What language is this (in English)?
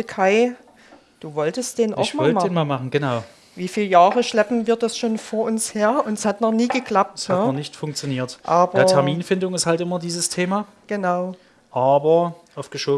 German